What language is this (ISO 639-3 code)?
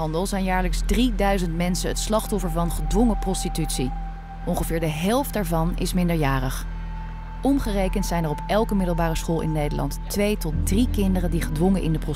nld